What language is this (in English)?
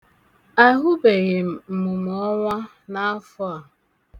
Igbo